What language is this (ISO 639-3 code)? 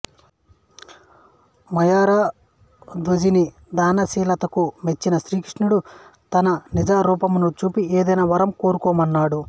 tel